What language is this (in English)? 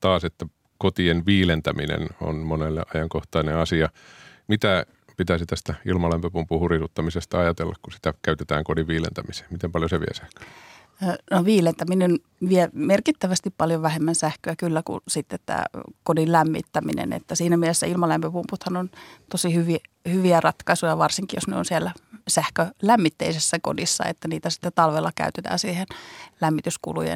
Finnish